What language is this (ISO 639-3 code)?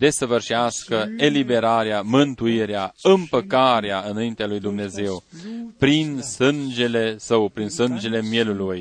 ron